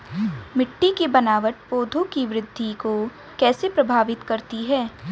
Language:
Hindi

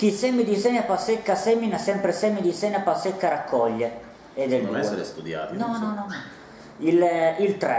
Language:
Italian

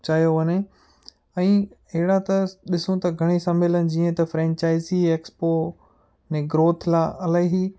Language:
Sindhi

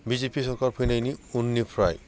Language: Bodo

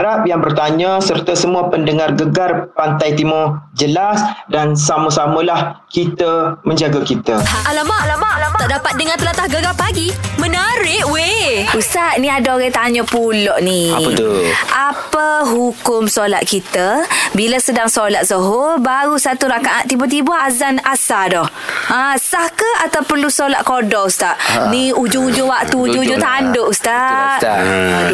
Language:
Malay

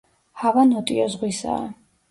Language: Georgian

